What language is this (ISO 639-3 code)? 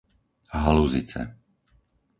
slk